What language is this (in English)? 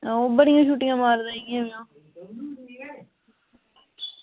Dogri